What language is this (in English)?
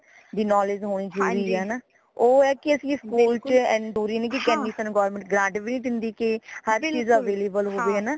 Punjabi